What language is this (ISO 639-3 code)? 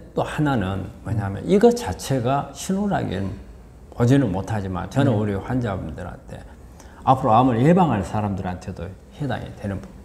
kor